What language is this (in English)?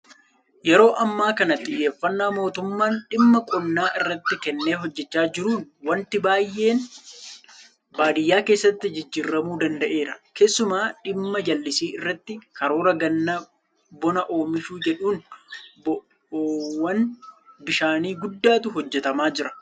Oromo